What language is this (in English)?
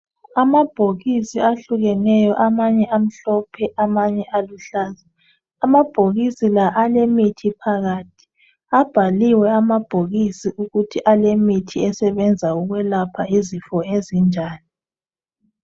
North Ndebele